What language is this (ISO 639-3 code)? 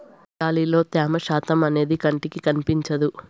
tel